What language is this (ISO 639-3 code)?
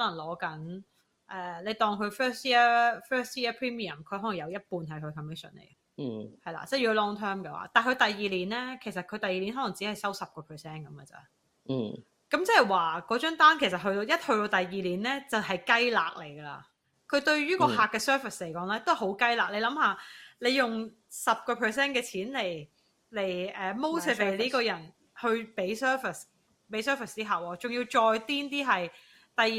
zho